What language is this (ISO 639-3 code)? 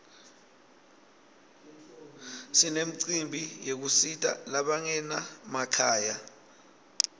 ssw